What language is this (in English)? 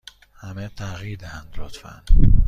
Persian